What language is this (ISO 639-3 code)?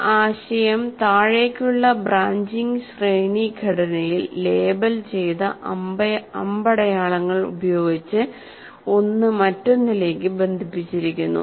mal